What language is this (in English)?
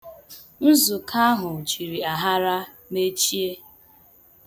Igbo